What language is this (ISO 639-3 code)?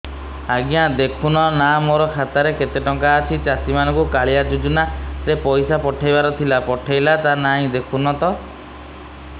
ori